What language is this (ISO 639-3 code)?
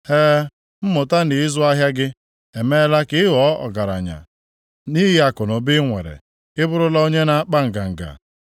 ibo